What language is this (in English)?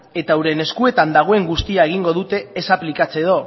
Basque